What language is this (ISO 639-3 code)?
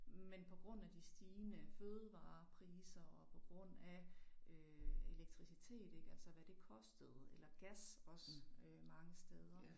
dan